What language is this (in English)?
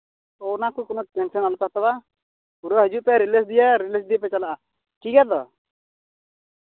Santali